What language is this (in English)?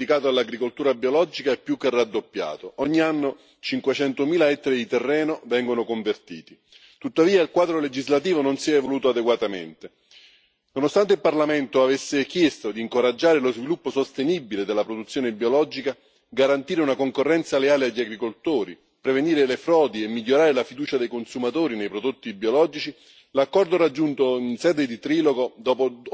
Italian